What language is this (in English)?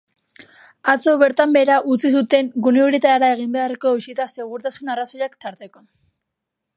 Basque